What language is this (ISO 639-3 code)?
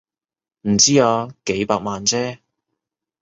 yue